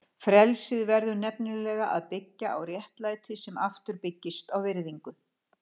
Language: Icelandic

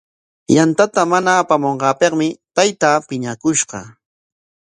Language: Corongo Ancash Quechua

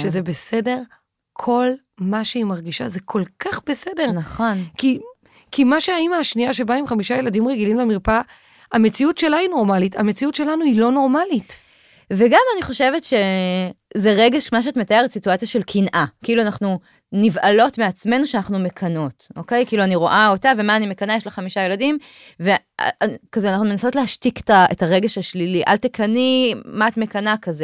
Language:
Hebrew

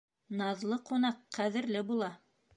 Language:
Bashkir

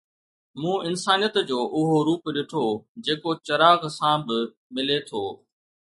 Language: Sindhi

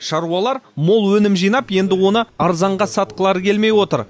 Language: Kazakh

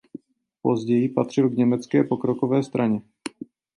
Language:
Czech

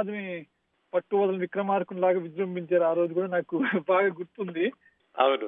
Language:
Telugu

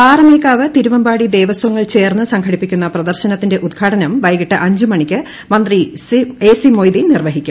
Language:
Malayalam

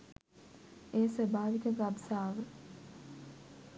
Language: Sinhala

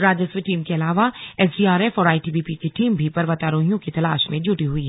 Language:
Hindi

